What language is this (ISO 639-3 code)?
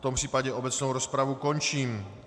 ces